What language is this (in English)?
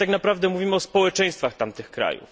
Polish